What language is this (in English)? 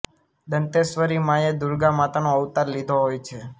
Gujarati